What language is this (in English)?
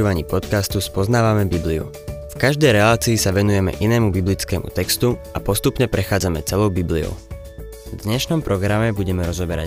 Slovak